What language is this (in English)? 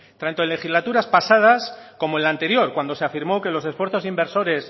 Spanish